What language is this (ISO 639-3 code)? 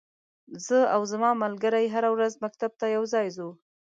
pus